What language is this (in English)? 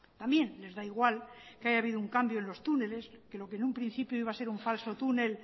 Spanish